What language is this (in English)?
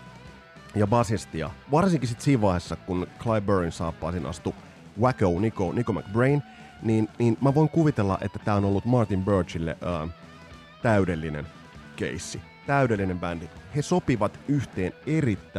Finnish